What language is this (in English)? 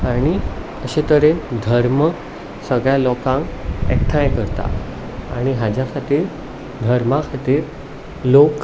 Konkani